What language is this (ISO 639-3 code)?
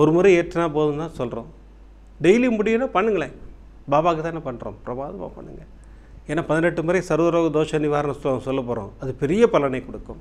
tam